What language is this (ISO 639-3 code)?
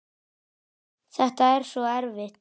isl